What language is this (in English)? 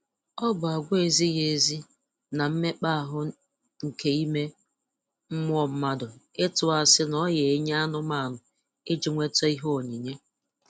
Igbo